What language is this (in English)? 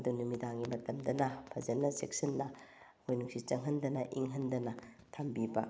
Manipuri